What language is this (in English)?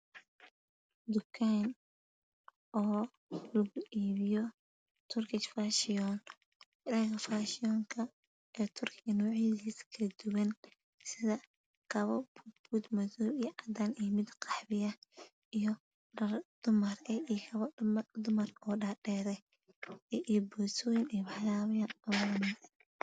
Somali